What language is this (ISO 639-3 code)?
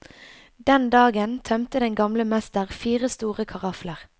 nor